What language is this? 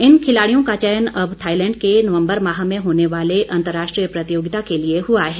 Hindi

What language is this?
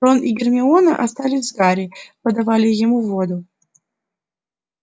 Russian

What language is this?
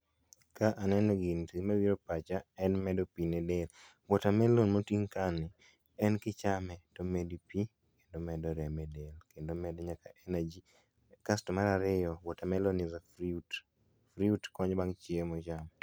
Luo (Kenya and Tanzania)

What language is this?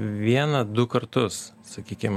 Lithuanian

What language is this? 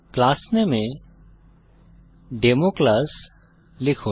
Bangla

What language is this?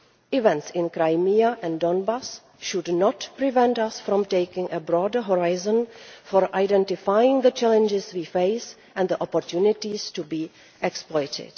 English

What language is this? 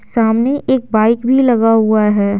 Hindi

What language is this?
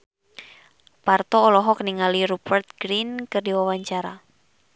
Sundanese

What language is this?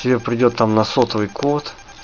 Russian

